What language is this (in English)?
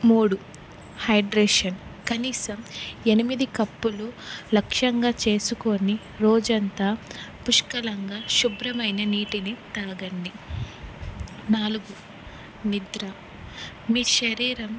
Telugu